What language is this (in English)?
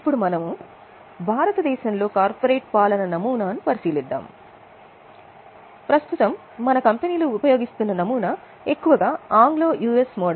Telugu